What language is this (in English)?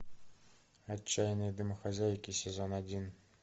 Russian